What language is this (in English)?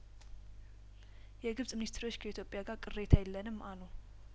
Amharic